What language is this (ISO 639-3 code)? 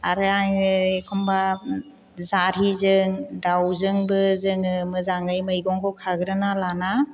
brx